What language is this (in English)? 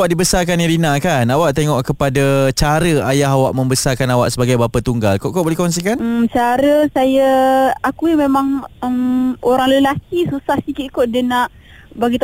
Malay